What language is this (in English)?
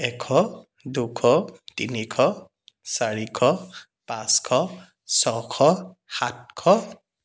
Assamese